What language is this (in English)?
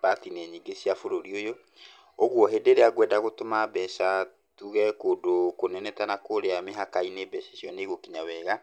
Kikuyu